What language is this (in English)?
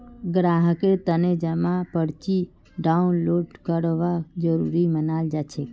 Magahi